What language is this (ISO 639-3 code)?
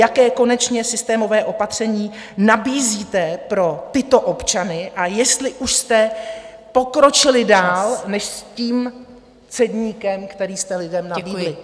ces